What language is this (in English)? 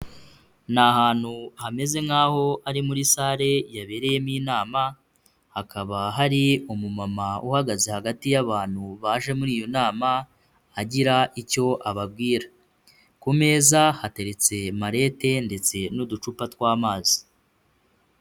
Kinyarwanda